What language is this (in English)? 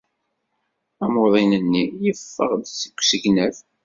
Kabyle